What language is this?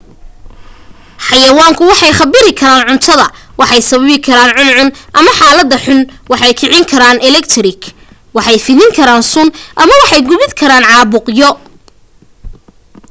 Somali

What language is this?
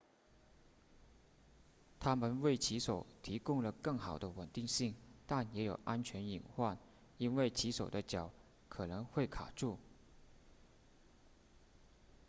Chinese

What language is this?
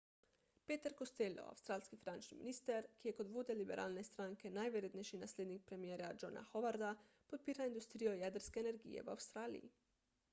Slovenian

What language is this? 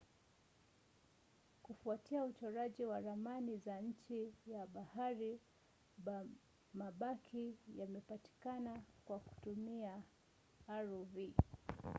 Swahili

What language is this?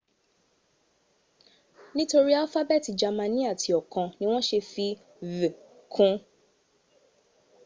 Yoruba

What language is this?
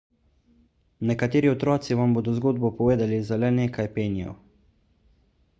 Slovenian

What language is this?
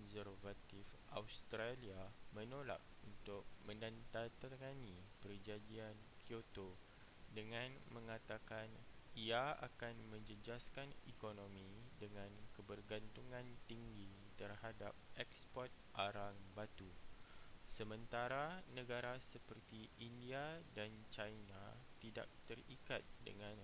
Malay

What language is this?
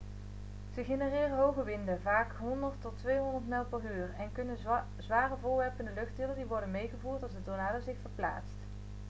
Dutch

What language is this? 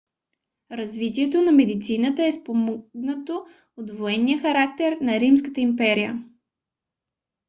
Bulgarian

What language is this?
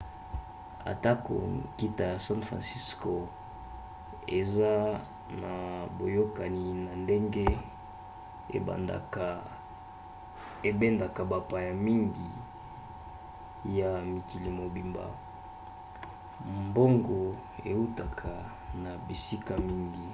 Lingala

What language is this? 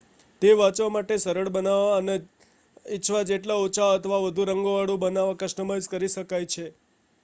Gujarati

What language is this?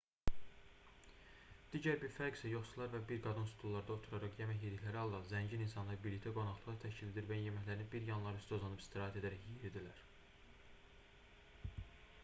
Azerbaijani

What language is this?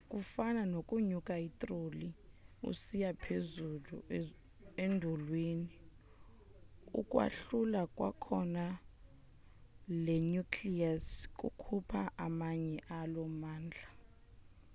Xhosa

